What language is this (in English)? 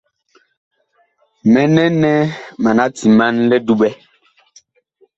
Bakoko